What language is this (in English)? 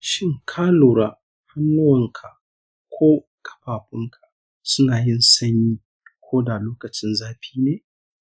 Hausa